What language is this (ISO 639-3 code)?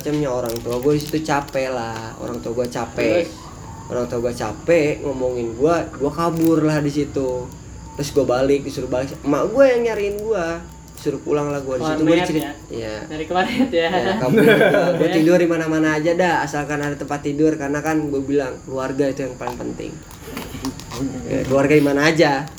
ind